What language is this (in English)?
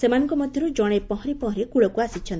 Odia